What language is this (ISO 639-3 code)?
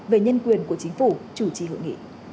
vie